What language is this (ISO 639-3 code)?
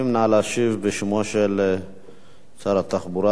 heb